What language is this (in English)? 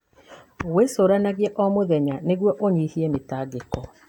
Kikuyu